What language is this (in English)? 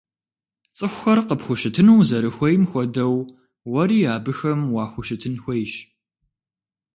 Kabardian